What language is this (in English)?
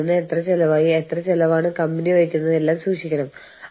Malayalam